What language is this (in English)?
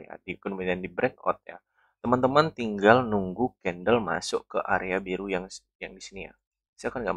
Indonesian